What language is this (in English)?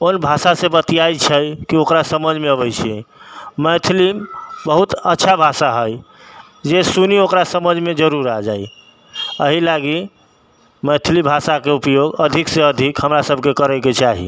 Maithili